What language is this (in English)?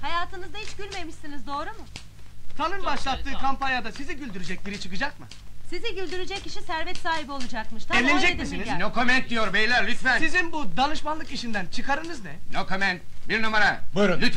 Turkish